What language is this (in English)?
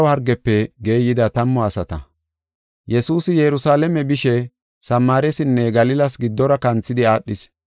Gofa